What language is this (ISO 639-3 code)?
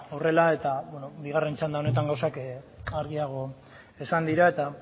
eus